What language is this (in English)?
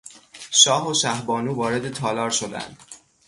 Persian